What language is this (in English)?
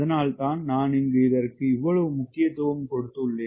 Tamil